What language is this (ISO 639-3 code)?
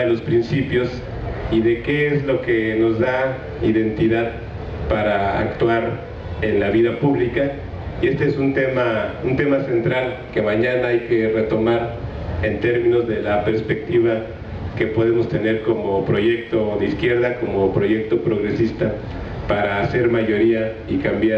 spa